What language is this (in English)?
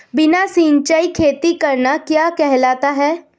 Hindi